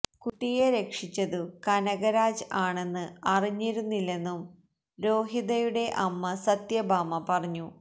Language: Malayalam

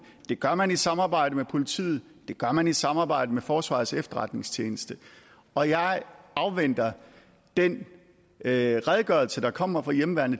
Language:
Danish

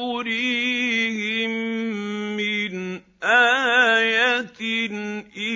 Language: Arabic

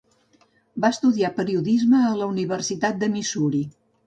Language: Catalan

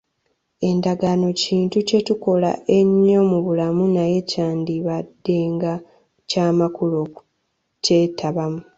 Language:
Ganda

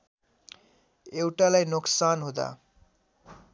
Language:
Nepali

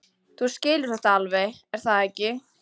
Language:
Icelandic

